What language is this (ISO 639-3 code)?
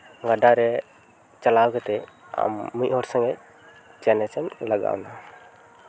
sat